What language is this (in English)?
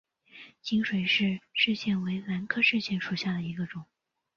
Chinese